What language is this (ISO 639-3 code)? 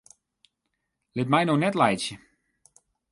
fry